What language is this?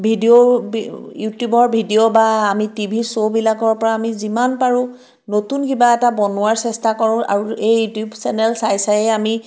Assamese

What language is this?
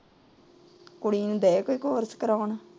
Punjabi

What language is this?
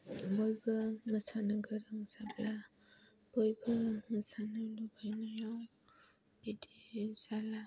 Bodo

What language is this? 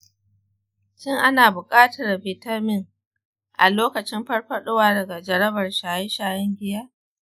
Hausa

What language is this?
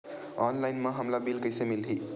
Chhattisgarhi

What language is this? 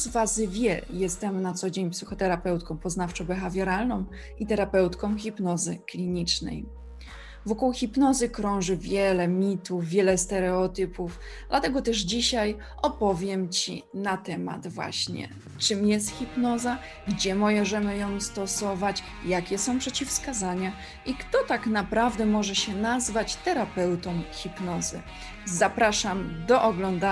Polish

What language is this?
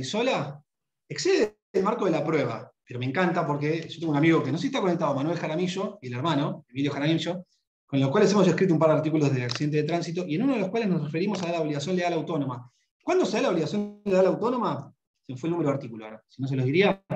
Spanish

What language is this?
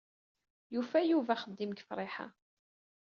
Kabyle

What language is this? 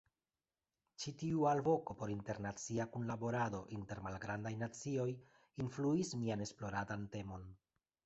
Esperanto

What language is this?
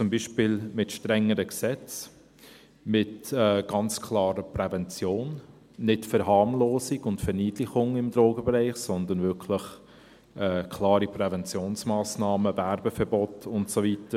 Swiss German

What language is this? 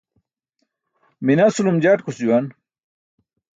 Burushaski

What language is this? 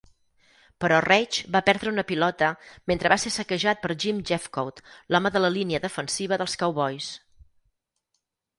Catalan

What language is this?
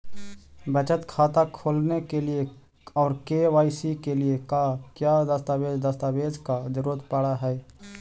Magahi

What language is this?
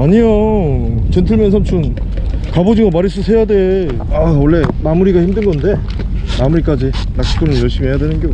Korean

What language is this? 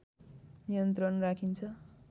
Nepali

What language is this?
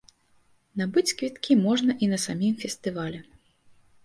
Belarusian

